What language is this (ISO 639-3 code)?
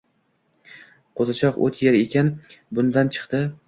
uzb